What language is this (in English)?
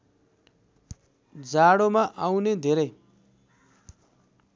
Nepali